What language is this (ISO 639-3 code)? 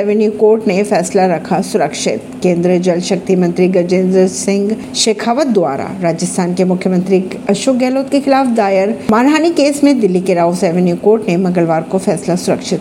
hin